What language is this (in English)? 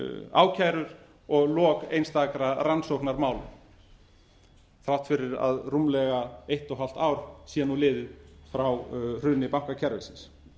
Icelandic